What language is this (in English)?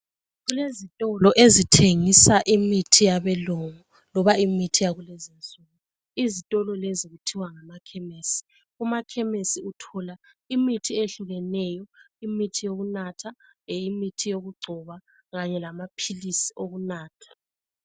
North Ndebele